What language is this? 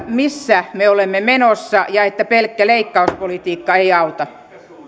Finnish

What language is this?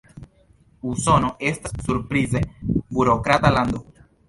Esperanto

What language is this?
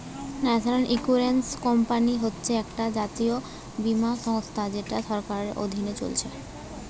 Bangla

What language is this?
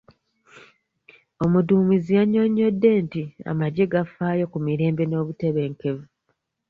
Ganda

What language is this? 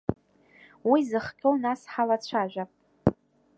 Abkhazian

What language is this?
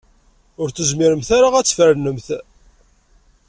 Kabyle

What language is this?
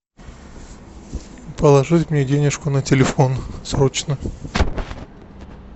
Russian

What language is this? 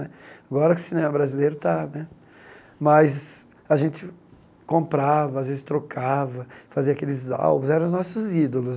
Portuguese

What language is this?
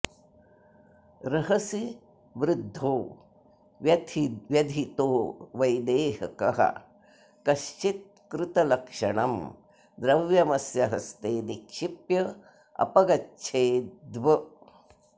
Sanskrit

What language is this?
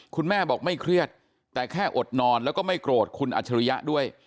Thai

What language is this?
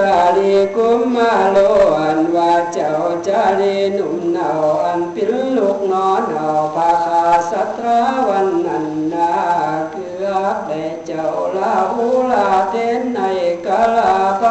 Thai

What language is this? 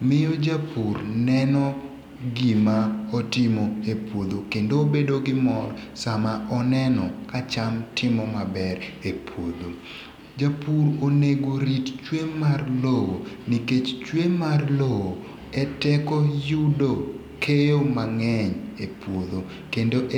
Luo (Kenya and Tanzania)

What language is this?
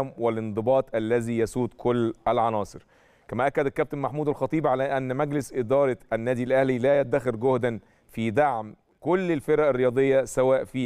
Arabic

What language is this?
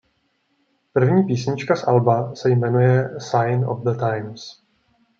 Czech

